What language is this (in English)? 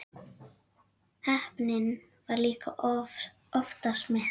Icelandic